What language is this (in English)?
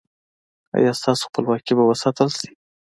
Pashto